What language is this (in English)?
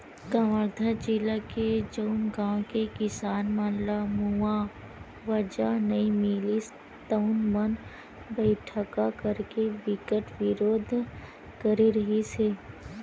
Chhattisgarhi